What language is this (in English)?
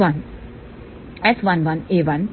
Hindi